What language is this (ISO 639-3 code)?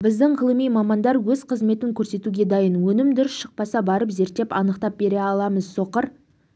kaz